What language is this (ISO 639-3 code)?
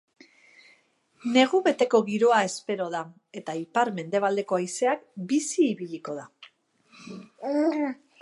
eus